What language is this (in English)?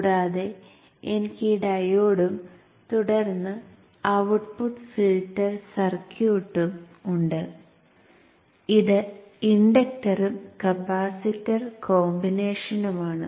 Malayalam